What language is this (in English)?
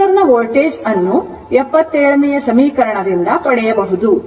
Kannada